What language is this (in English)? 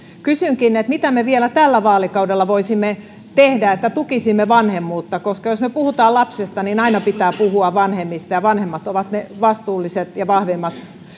Finnish